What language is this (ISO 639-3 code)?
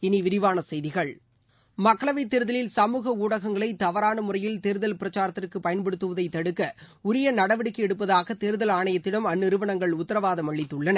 tam